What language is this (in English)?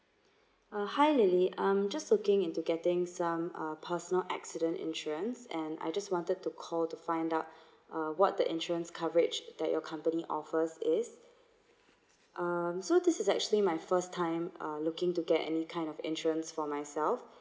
English